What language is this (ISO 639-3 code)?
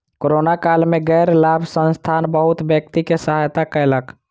mai